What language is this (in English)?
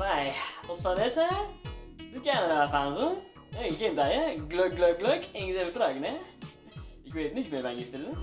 Dutch